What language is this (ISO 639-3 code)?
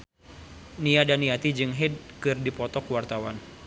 sun